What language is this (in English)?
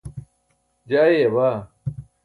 Burushaski